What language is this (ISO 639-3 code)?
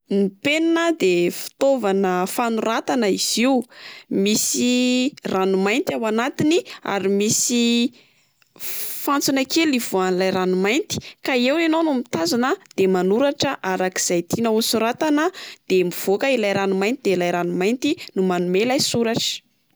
mlg